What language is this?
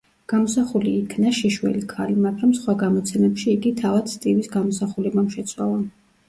Georgian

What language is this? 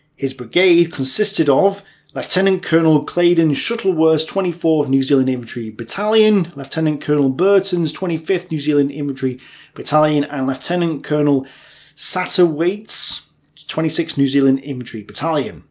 English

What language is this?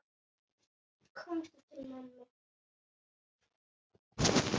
Icelandic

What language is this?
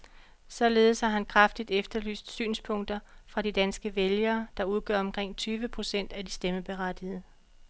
Danish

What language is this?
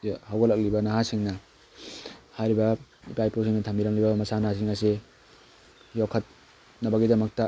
Manipuri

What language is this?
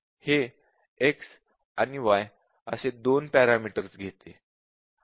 Marathi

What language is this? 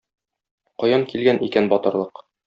Tatar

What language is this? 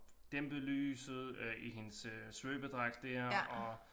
Danish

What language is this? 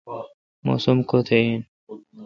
Kalkoti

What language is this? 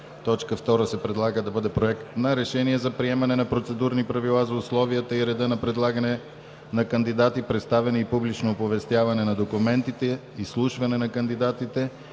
Bulgarian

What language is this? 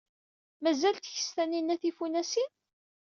Kabyle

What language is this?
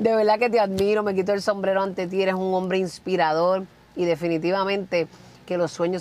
Spanish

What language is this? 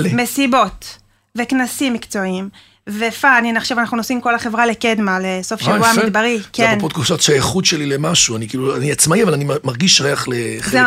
Hebrew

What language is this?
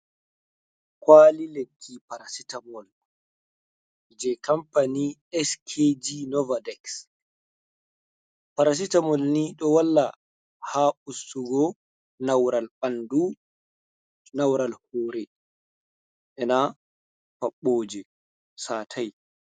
Fula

